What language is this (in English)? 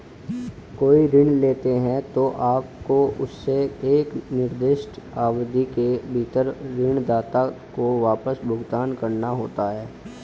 Hindi